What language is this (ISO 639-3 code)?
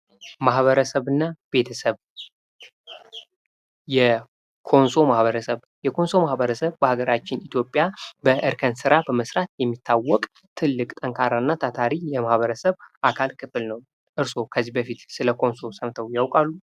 amh